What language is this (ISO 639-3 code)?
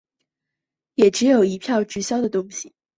zho